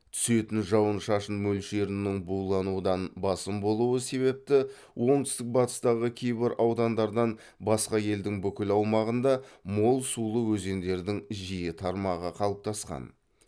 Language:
Kazakh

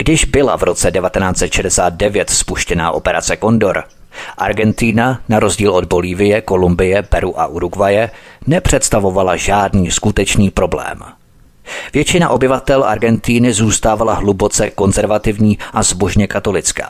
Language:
Czech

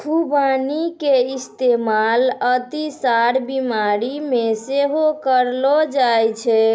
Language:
Maithili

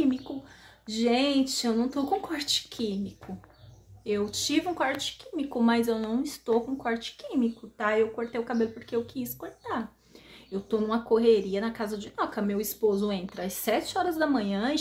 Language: Portuguese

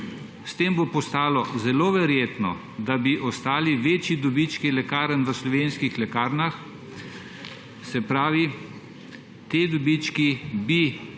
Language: Slovenian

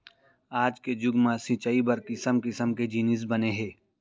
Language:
Chhattisgarhi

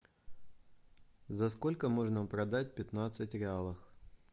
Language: Russian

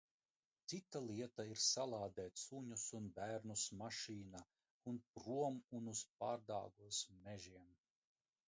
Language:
Latvian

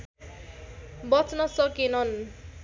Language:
Nepali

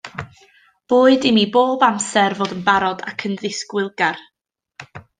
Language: Welsh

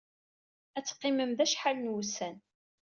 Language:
Kabyle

